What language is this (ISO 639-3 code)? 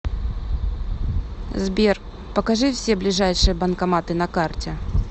rus